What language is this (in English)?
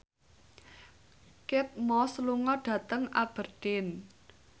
Javanese